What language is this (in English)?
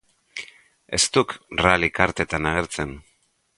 Basque